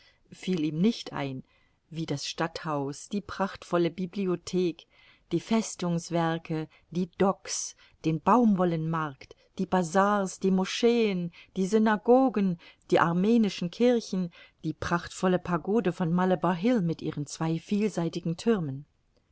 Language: German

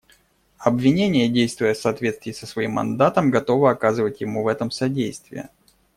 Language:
Russian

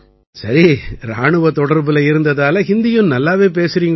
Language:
Tamil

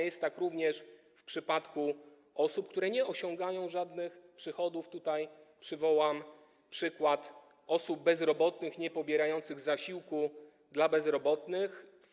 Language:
Polish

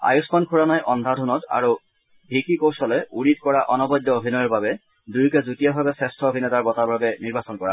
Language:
Assamese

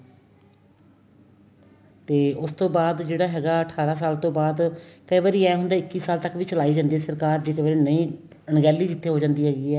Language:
Punjabi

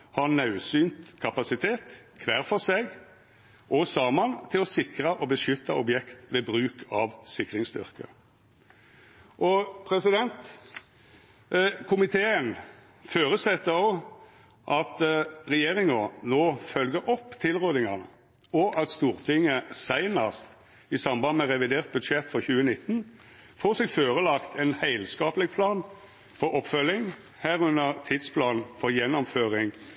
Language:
Norwegian Nynorsk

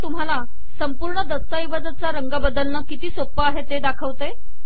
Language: Marathi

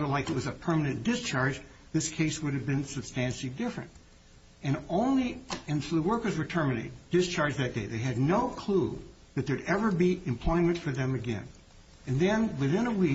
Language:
English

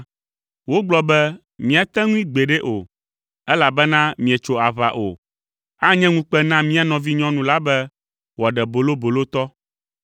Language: Ewe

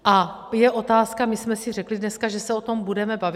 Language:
Czech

